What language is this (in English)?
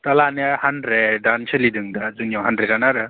Bodo